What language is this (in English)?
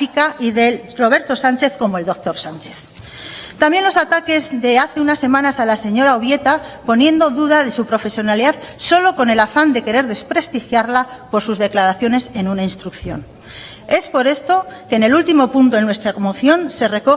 Spanish